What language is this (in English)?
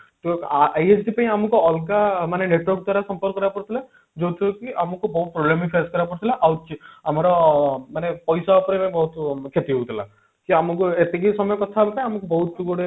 Odia